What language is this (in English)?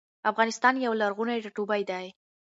Pashto